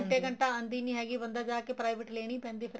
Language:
Punjabi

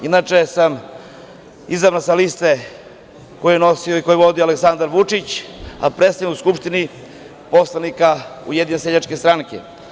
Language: Serbian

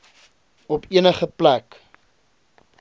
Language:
Afrikaans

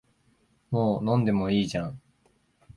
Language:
Japanese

